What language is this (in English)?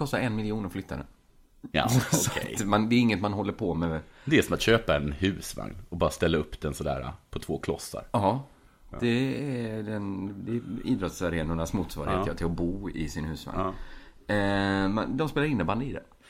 Swedish